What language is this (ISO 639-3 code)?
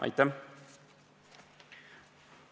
est